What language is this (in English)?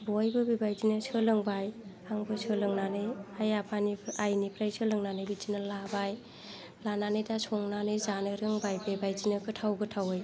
Bodo